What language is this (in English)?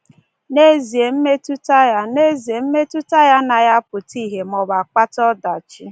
Igbo